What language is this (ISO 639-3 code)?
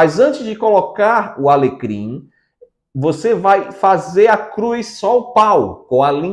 por